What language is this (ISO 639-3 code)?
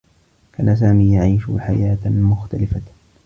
ara